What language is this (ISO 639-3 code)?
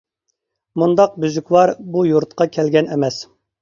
uig